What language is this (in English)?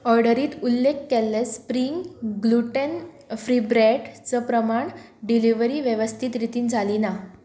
Konkani